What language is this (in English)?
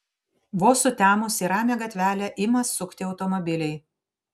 Lithuanian